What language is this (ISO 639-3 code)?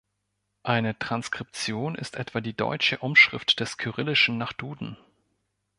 deu